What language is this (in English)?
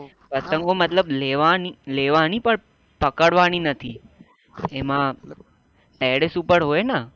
Gujarati